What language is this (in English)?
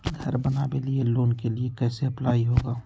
Magahi